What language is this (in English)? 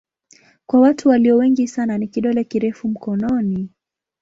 Swahili